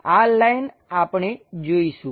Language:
Gujarati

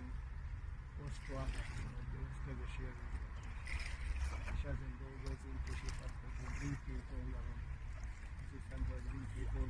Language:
Hungarian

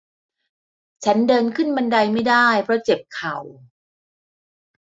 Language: Thai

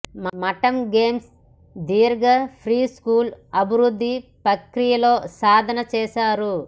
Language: Telugu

